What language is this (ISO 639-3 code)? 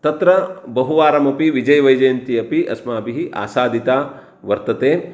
san